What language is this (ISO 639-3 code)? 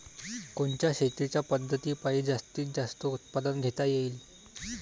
mar